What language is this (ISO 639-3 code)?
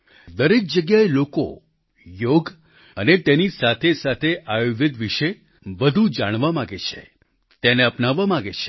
guj